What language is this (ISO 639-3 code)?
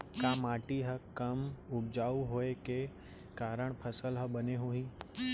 hne